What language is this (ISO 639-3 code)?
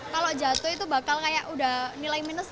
ind